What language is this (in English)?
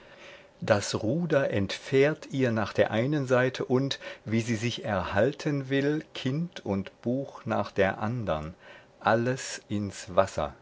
German